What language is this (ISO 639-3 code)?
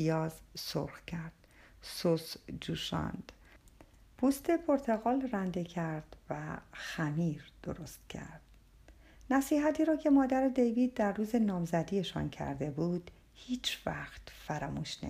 fas